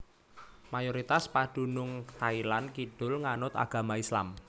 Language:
Javanese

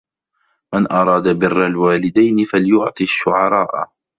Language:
Arabic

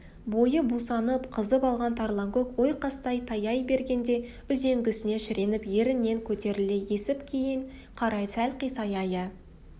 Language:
Kazakh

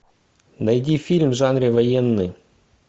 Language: Russian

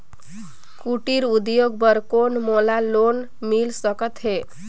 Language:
Chhattisgarhi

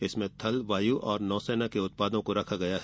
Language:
Hindi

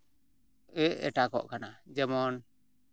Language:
Santali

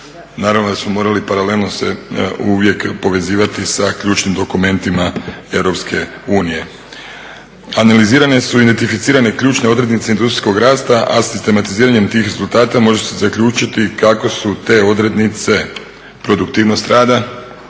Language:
Croatian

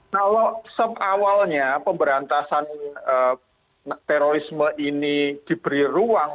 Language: Indonesian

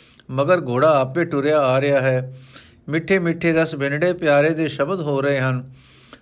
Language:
Punjabi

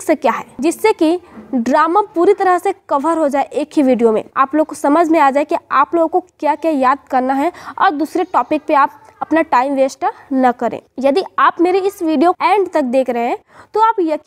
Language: Hindi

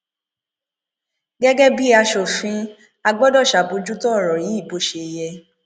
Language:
Yoruba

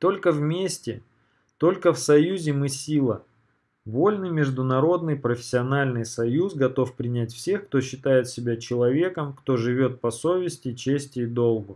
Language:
Russian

